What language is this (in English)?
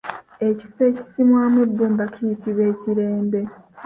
Ganda